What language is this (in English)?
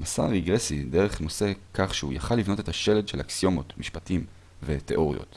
Hebrew